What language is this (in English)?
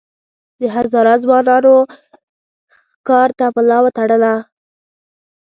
Pashto